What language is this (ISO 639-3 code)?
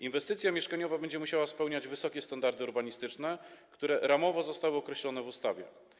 pol